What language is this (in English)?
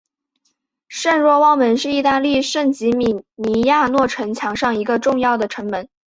Chinese